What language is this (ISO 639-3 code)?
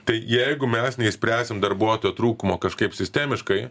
lit